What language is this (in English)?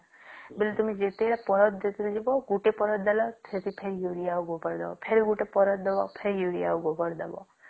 Odia